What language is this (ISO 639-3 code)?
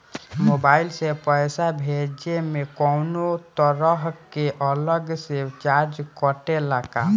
bho